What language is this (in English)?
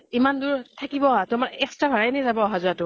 Assamese